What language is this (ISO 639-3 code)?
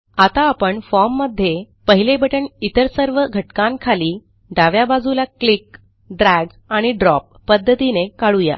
mar